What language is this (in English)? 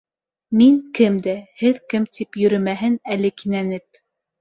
Bashkir